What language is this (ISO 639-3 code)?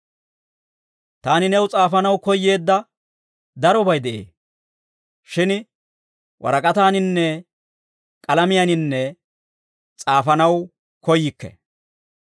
dwr